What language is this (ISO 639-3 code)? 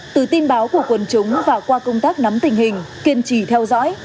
vie